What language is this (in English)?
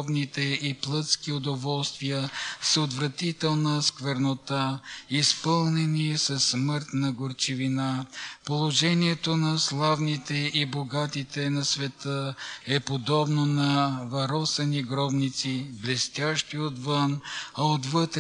Bulgarian